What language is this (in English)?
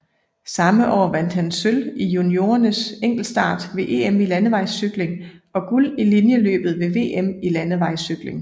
Danish